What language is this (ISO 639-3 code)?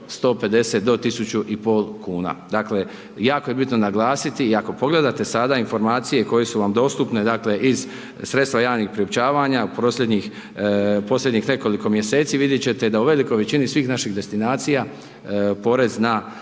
hrv